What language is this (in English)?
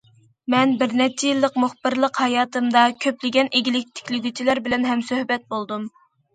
Uyghur